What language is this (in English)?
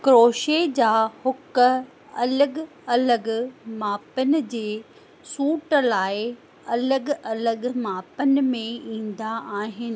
Sindhi